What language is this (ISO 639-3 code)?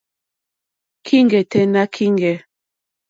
bri